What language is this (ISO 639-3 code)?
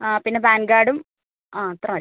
mal